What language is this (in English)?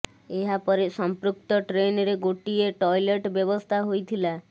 Odia